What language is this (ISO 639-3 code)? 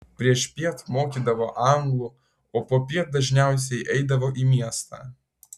lit